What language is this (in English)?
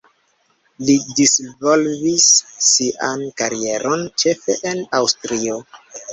Esperanto